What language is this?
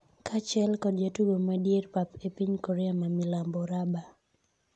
Luo (Kenya and Tanzania)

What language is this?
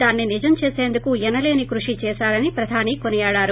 Telugu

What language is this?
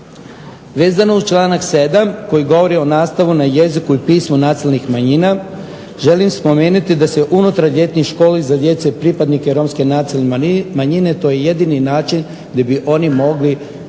Croatian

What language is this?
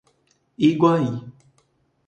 Portuguese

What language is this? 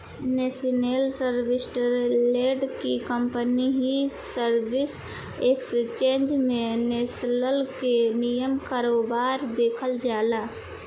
Bhojpuri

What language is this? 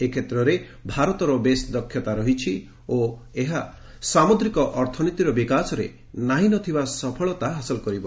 Odia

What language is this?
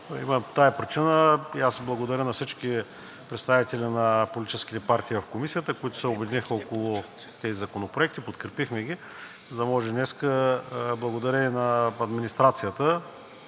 Bulgarian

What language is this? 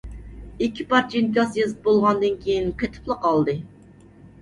Uyghur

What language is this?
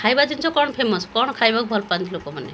Odia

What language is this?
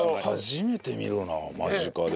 Japanese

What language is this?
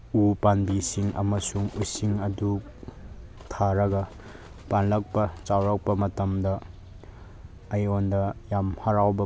Manipuri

